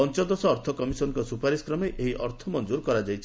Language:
Odia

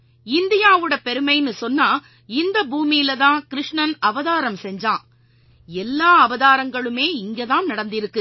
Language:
Tamil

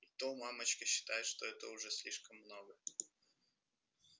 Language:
Russian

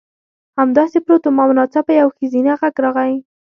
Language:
Pashto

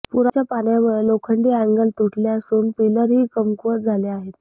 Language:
Marathi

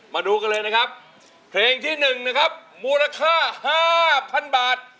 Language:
Thai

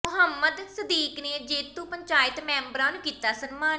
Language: Punjabi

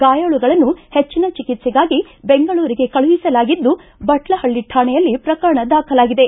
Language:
Kannada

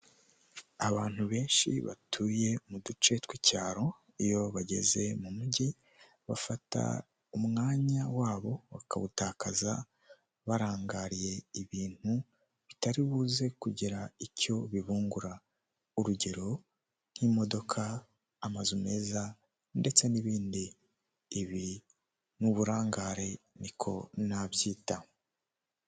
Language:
Kinyarwanda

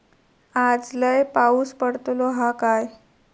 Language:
Marathi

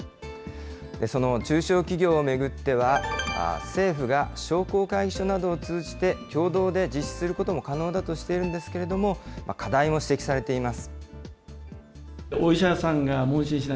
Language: Japanese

